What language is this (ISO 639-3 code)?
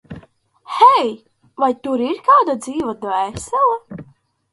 lav